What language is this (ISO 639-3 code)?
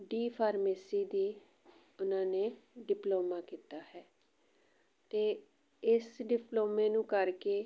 pan